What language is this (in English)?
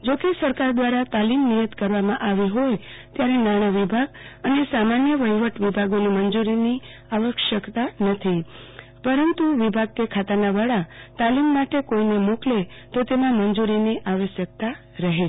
Gujarati